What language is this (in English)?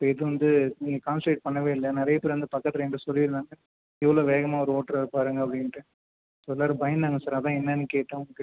Tamil